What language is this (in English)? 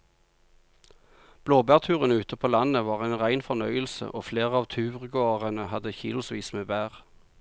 Norwegian